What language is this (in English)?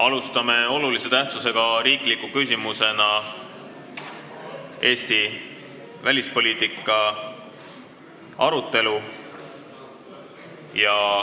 Estonian